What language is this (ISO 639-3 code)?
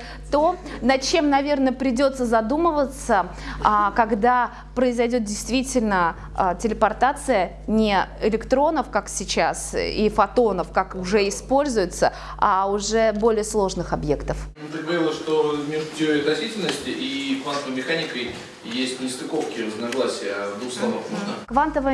rus